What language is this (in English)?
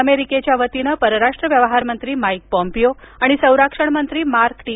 Marathi